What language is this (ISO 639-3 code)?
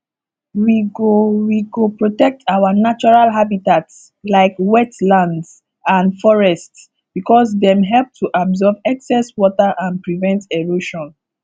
pcm